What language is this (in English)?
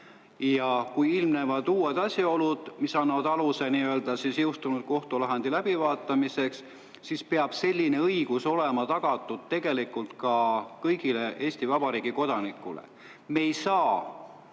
Estonian